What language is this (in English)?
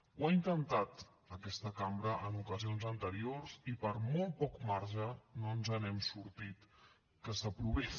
Catalan